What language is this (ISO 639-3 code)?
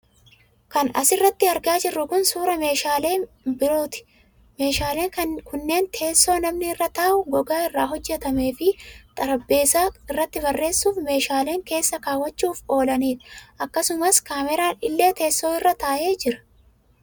orm